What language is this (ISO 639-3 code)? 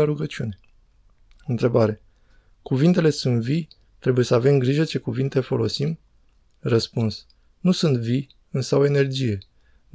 ron